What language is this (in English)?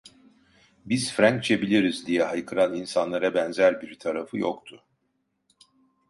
Turkish